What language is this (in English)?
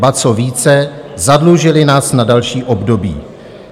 Czech